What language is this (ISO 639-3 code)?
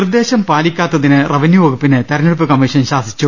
mal